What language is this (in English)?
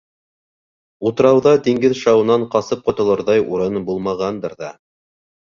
Bashkir